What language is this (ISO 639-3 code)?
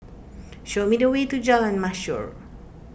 eng